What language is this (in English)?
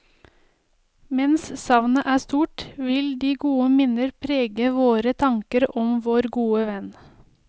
Norwegian